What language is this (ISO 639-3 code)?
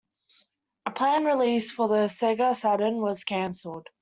eng